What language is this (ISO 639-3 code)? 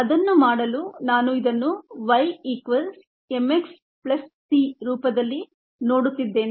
kan